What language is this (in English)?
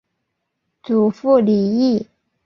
Chinese